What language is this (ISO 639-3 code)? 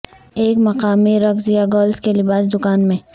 urd